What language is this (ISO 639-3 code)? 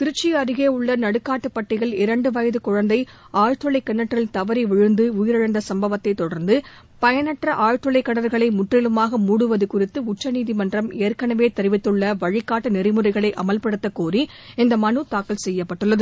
tam